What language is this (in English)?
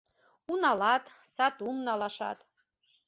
Mari